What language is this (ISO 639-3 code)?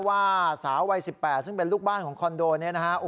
tha